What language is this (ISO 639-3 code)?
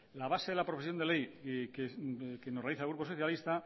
spa